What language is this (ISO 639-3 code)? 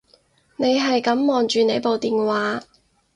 yue